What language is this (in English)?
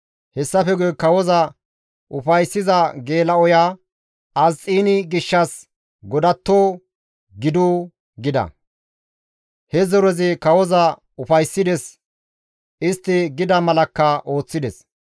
Gamo